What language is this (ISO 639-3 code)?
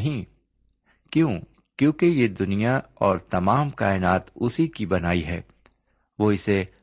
urd